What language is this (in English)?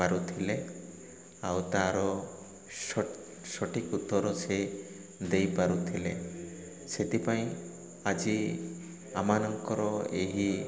Odia